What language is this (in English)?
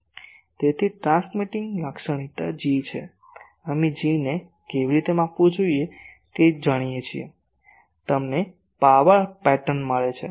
Gujarati